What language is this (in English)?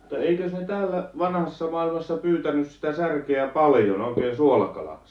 Finnish